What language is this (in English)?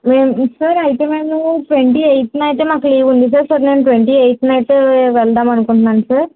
Telugu